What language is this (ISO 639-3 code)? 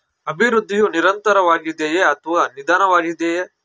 kan